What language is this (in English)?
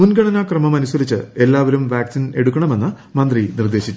Malayalam